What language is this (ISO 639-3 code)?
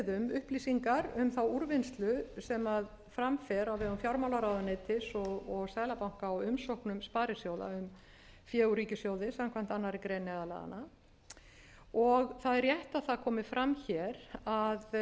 isl